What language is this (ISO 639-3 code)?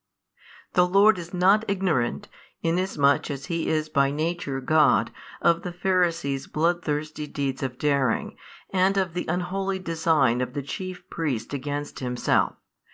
eng